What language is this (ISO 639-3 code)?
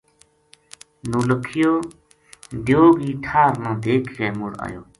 gju